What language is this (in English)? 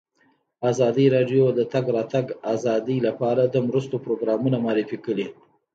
Pashto